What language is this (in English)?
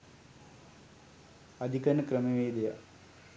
Sinhala